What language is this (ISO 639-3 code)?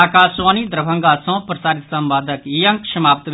mai